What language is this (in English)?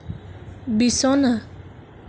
Assamese